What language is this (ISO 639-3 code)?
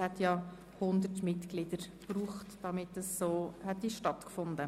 gsw